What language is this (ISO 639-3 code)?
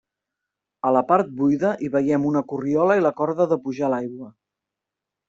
cat